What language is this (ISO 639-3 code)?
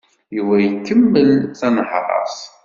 kab